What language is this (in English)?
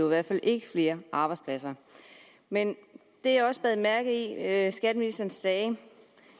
Danish